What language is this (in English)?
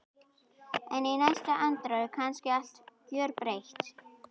Icelandic